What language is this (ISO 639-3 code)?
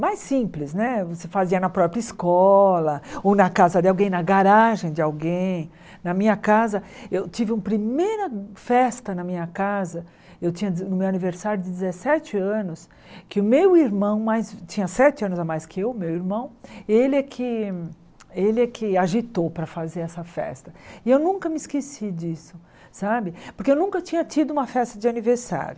por